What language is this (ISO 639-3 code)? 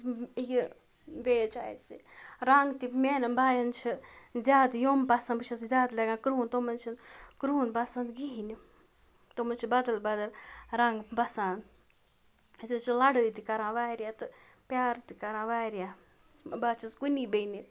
kas